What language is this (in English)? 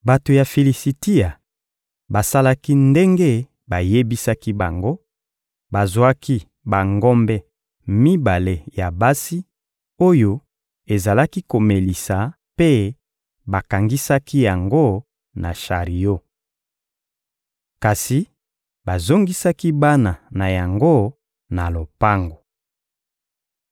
Lingala